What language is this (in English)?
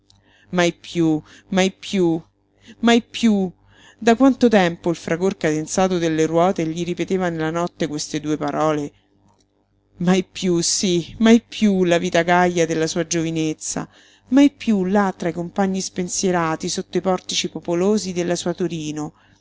Italian